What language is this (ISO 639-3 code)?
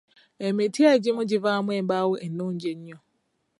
lug